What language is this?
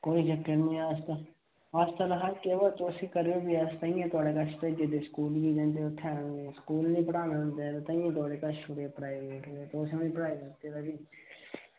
Dogri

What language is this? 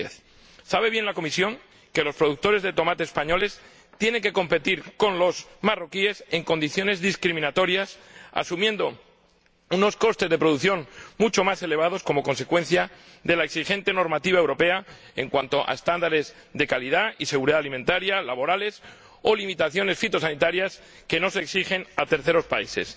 Spanish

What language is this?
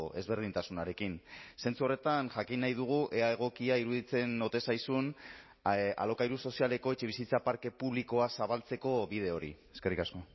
Basque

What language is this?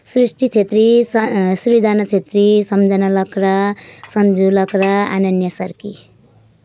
Nepali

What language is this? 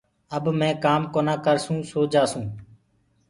Gurgula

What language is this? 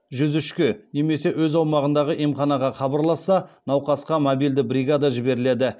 Kazakh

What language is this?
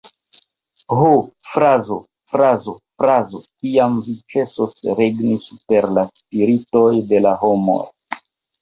Esperanto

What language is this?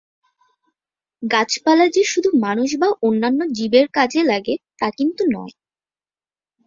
Bangla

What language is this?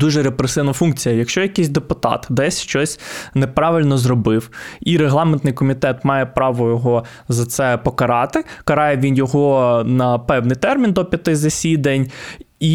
Ukrainian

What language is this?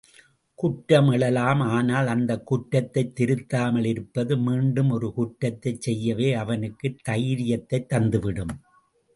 Tamil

